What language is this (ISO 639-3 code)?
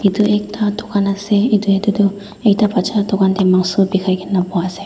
nag